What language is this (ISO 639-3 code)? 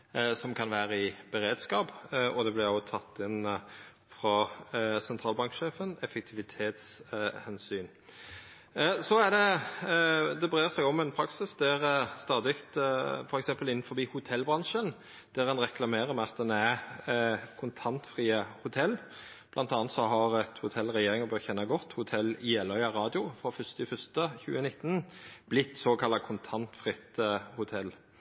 nno